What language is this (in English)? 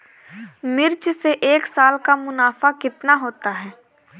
Hindi